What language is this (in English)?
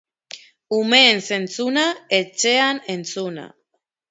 Basque